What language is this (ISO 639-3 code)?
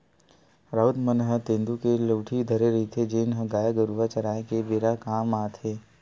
hne